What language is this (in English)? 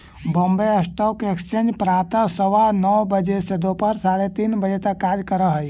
Magahi